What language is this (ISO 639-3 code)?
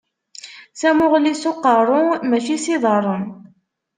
kab